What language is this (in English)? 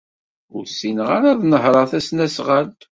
Kabyle